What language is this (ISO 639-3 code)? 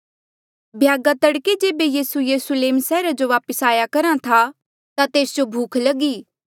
mjl